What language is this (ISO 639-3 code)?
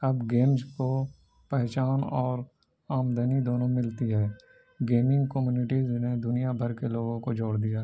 urd